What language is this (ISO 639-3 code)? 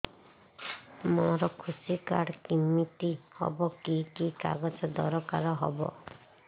ori